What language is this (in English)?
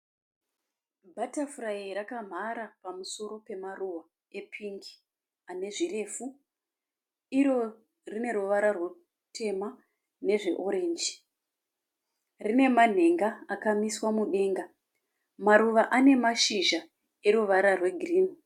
Shona